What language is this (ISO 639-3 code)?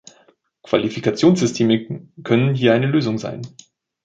deu